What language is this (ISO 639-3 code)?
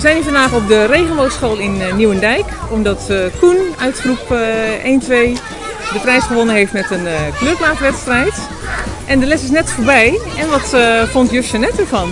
nld